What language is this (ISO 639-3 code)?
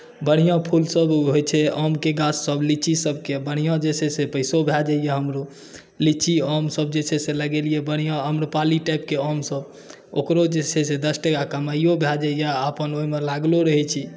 mai